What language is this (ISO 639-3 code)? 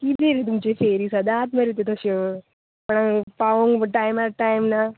kok